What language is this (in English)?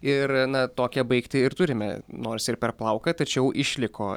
Lithuanian